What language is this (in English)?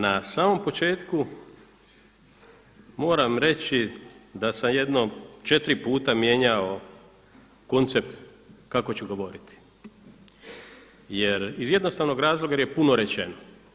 Croatian